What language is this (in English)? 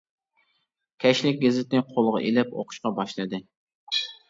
Uyghur